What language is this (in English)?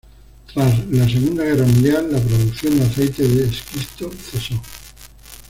Spanish